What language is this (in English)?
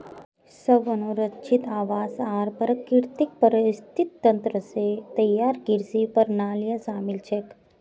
Magahi